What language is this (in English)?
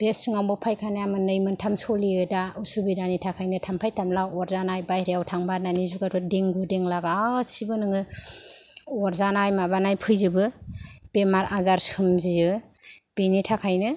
Bodo